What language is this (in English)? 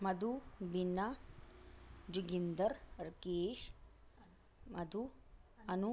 Dogri